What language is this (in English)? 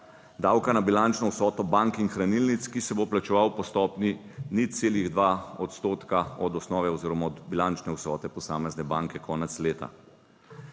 Slovenian